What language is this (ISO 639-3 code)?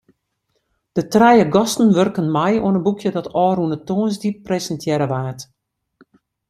fry